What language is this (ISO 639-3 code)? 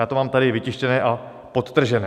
ces